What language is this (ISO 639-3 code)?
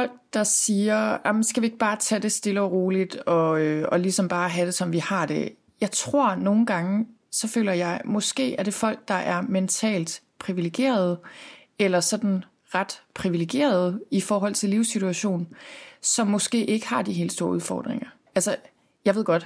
dan